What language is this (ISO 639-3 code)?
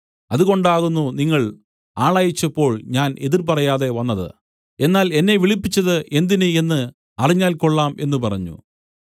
mal